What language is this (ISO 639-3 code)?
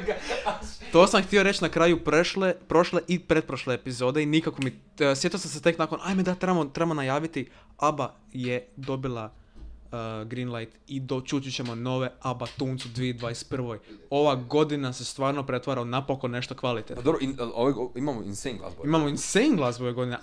hrv